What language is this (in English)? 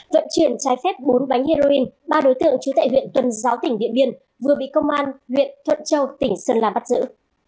Vietnamese